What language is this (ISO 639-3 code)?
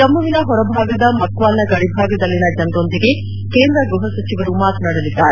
kan